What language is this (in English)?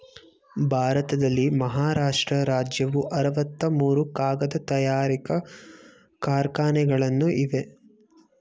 Kannada